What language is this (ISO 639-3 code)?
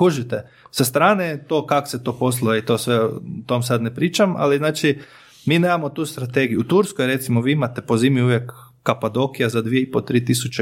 hrv